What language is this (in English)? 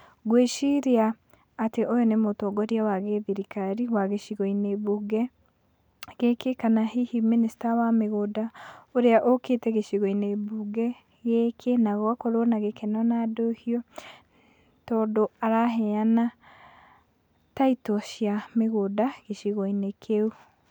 Kikuyu